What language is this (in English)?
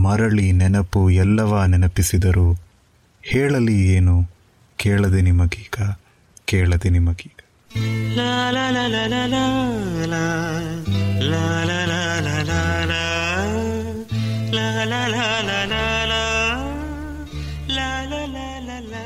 Kannada